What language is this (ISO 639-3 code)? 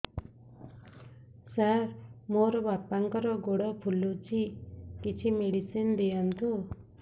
ori